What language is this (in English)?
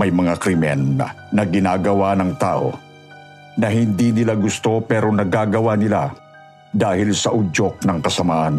Filipino